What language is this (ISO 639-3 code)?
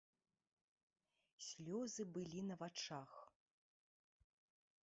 bel